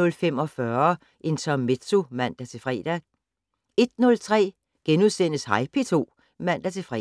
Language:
Danish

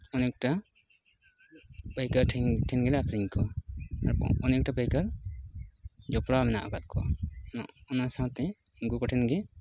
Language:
Santali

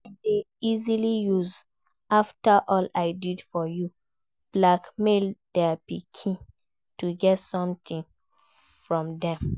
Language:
Nigerian Pidgin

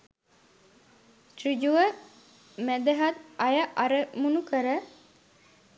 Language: Sinhala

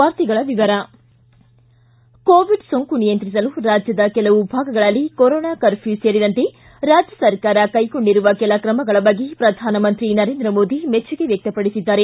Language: Kannada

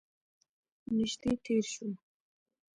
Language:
Pashto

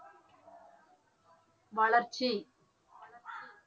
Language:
Tamil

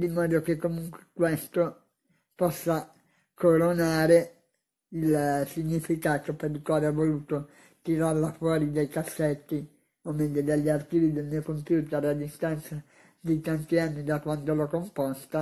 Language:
Italian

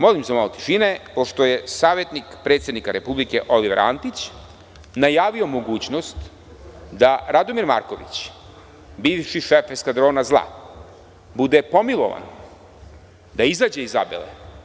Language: Serbian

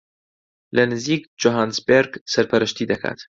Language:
Central Kurdish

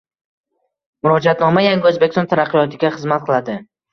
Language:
Uzbek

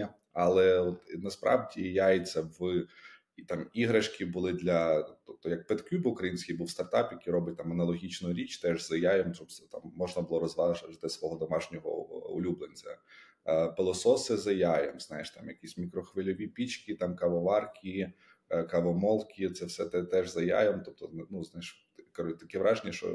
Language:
Ukrainian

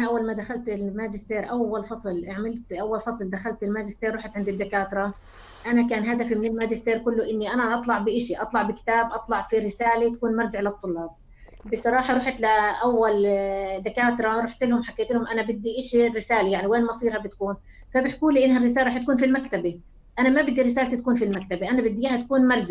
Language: Arabic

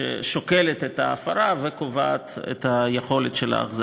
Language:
Hebrew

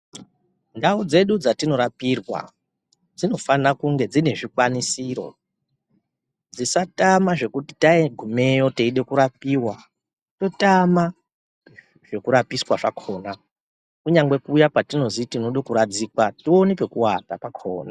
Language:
Ndau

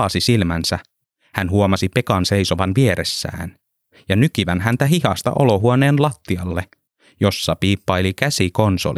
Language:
Finnish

